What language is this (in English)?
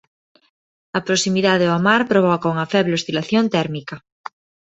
Galician